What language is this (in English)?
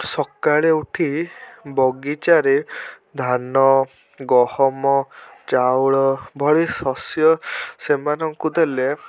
Odia